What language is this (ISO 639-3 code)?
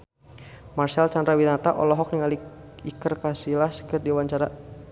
sun